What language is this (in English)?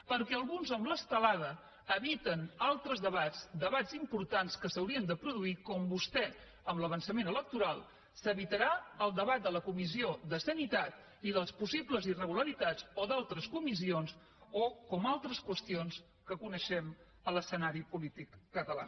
Catalan